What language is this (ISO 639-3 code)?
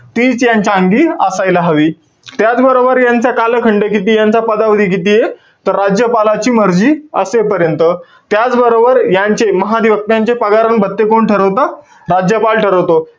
mar